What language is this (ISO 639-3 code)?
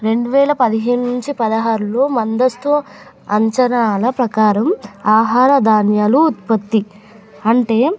tel